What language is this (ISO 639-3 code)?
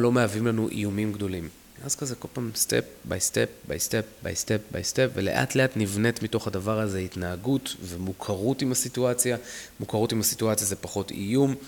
heb